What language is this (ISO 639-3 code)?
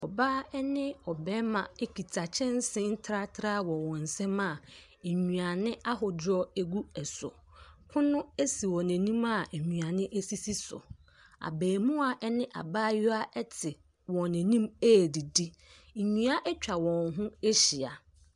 aka